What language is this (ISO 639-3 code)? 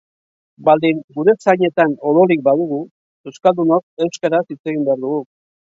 eus